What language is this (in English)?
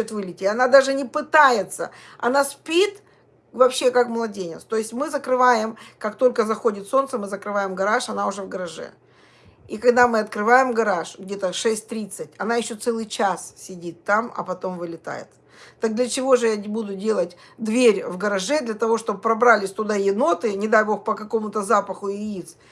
Russian